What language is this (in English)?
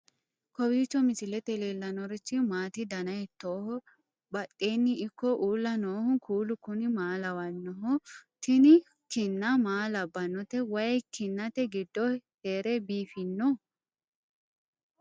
Sidamo